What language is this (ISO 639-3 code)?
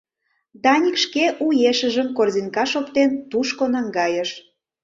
chm